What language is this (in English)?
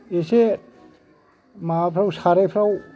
Bodo